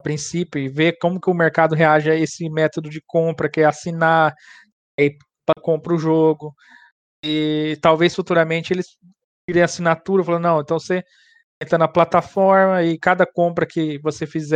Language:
Portuguese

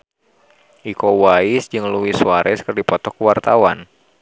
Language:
Sundanese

